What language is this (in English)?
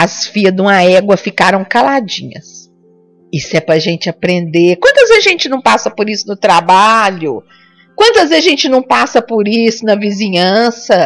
Portuguese